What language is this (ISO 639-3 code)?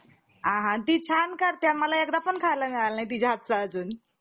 mar